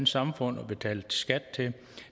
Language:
Danish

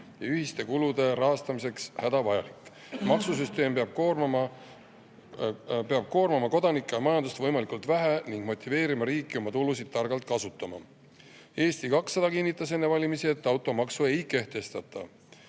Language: Estonian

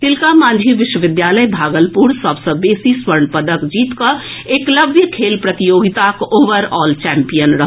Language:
Maithili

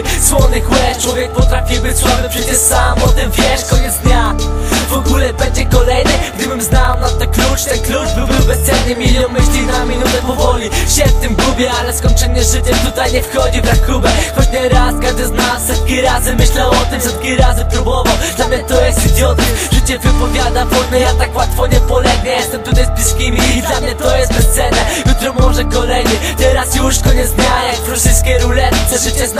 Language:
Polish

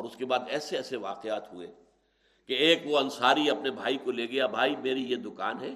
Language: Urdu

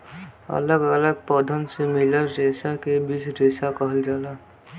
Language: Bhojpuri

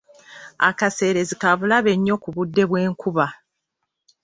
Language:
Ganda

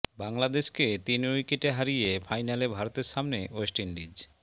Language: Bangla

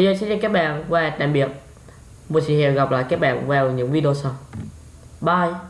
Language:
Vietnamese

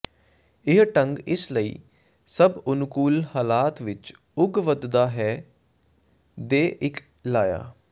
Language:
Punjabi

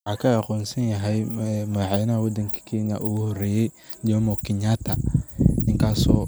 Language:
Somali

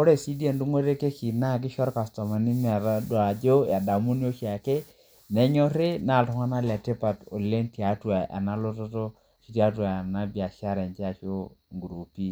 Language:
Masai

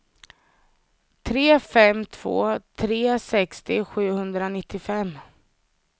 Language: Swedish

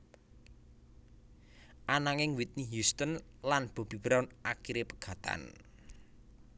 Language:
Javanese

